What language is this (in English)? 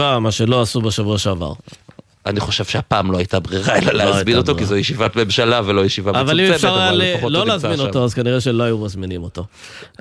Hebrew